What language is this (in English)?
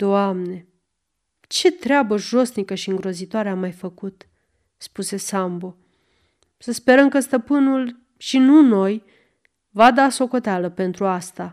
Romanian